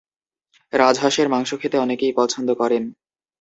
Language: Bangla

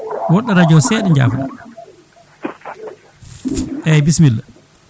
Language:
Fula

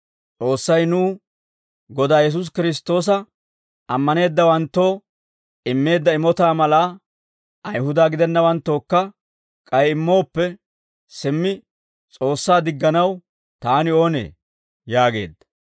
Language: Dawro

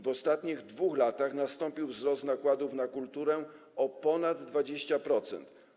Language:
Polish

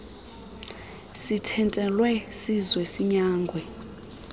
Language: Xhosa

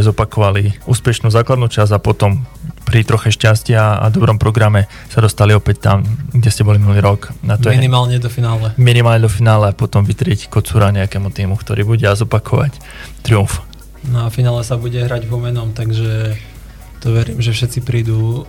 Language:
Slovak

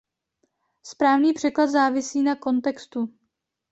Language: Czech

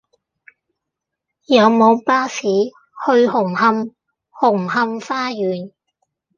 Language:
Cantonese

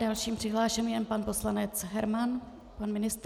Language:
Czech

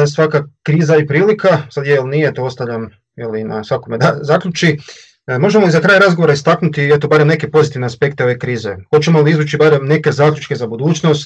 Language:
Croatian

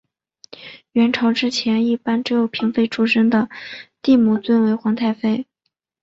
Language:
Chinese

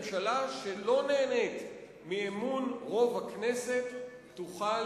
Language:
Hebrew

